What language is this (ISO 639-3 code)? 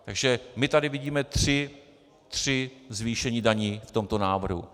ces